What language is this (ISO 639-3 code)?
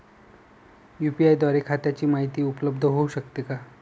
mar